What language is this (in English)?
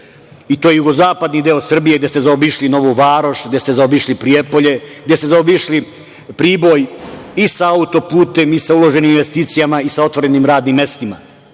Serbian